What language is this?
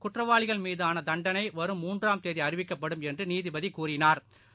Tamil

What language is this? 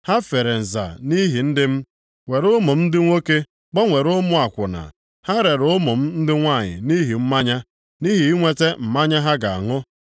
Igbo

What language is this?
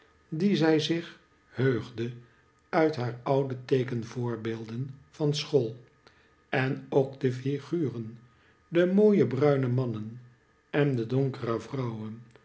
Dutch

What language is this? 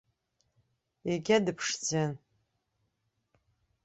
Abkhazian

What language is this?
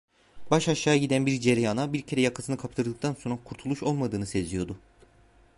Turkish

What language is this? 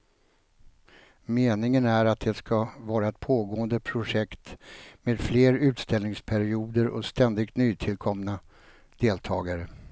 Swedish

